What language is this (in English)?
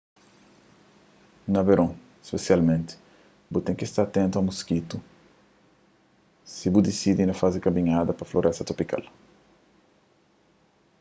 Kabuverdianu